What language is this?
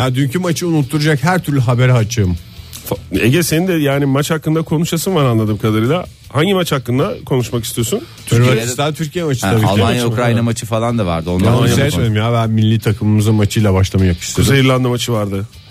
Turkish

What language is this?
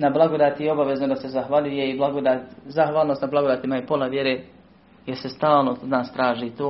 Croatian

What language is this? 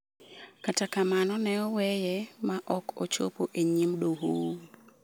Luo (Kenya and Tanzania)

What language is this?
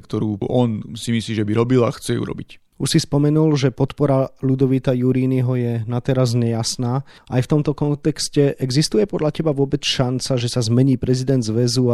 Slovak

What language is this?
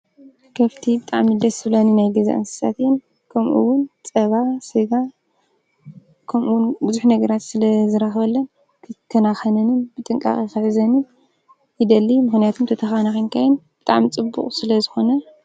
Tigrinya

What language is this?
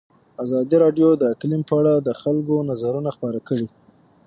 Pashto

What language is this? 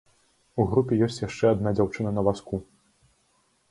Belarusian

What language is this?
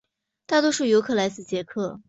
Chinese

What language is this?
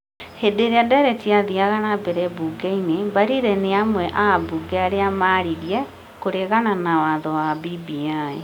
Kikuyu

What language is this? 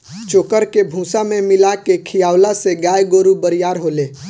Bhojpuri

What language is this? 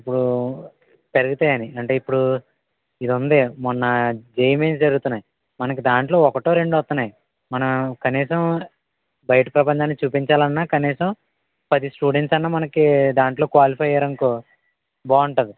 Telugu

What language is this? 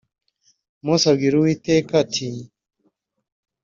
Kinyarwanda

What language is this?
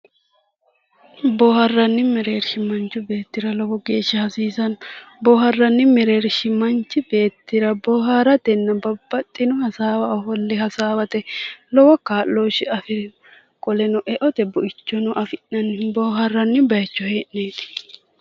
Sidamo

